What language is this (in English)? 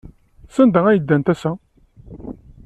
Kabyle